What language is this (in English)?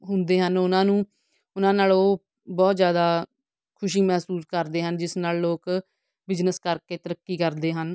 Punjabi